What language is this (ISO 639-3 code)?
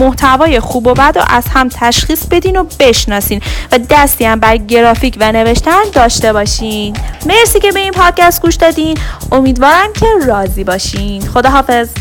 fas